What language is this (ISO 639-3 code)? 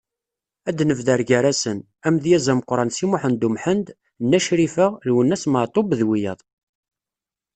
kab